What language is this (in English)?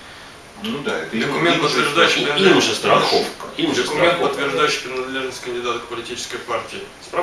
Russian